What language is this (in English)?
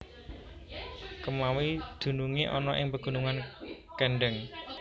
Javanese